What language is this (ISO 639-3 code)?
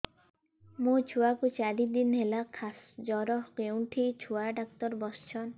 ori